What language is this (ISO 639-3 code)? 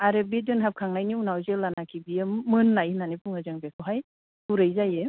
brx